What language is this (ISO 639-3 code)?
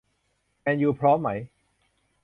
tha